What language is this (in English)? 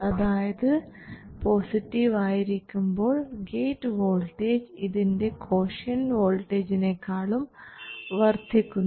Malayalam